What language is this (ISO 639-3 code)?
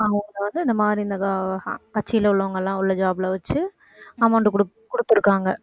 tam